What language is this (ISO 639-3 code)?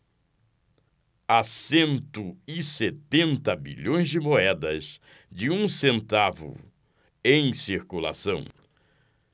por